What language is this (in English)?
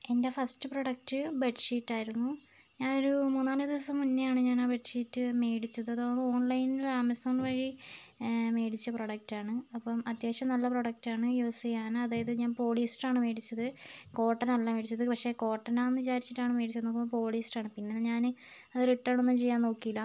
Malayalam